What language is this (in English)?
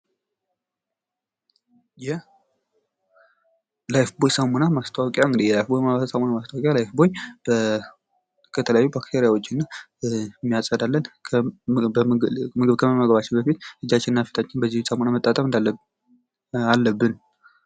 Amharic